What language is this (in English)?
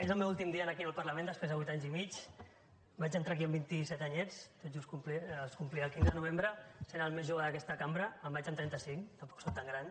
Catalan